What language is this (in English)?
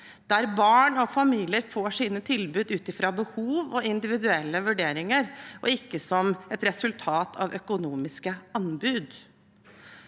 Norwegian